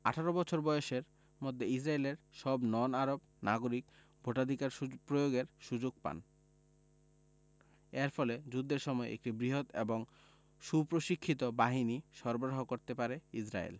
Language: Bangla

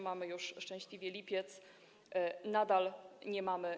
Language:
Polish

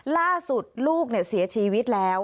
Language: Thai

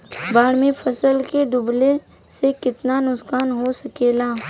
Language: Bhojpuri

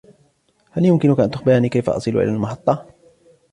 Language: Arabic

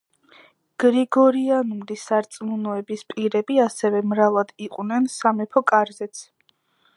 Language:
Georgian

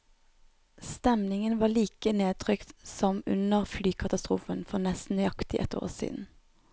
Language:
Norwegian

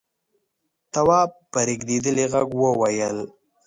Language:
Pashto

